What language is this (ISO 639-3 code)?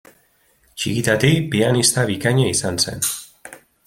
eus